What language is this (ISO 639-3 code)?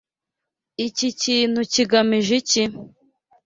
kin